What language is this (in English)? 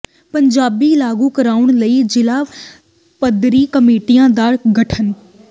Punjabi